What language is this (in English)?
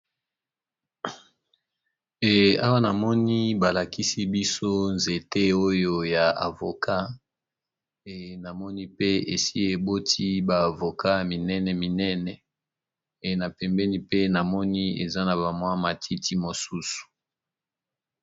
Lingala